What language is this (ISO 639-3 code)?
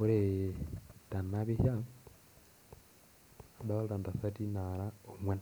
mas